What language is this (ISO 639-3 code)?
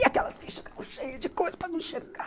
por